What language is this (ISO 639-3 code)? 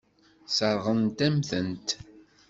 kab